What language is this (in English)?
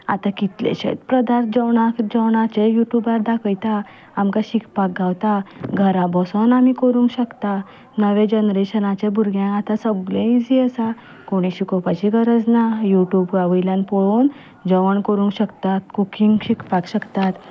Konkani